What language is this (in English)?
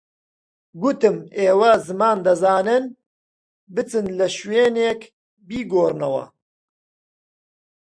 Central Kurdish